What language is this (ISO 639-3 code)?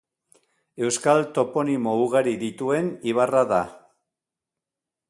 eus